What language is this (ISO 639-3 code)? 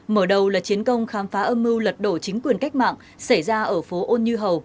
vie